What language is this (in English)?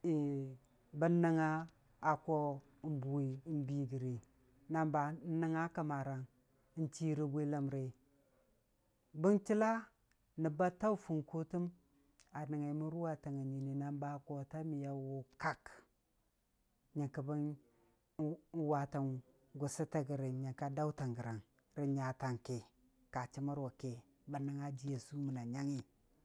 Dijim-Bwilim